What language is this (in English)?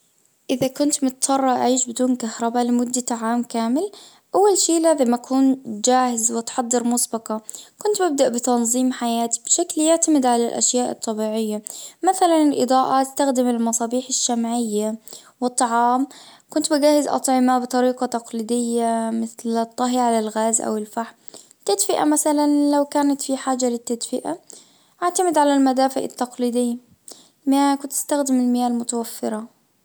Najdi Arabic